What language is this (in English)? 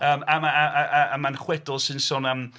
Welsh